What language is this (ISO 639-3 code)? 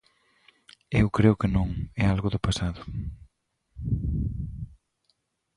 glg